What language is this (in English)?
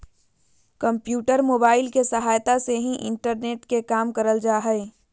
Magahi